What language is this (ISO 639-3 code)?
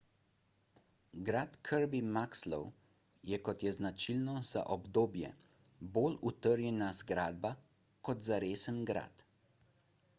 slv